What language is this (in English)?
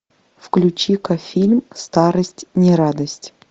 Russian